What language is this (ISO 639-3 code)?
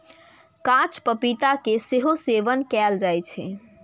mai